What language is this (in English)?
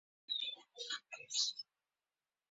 Uzbek